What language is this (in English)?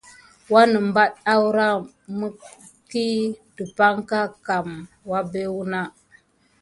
Gidar